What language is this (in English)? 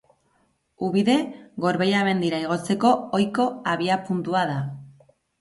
Basque